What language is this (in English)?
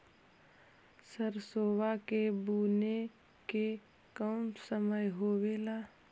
Magahi